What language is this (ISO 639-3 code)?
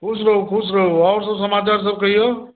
mai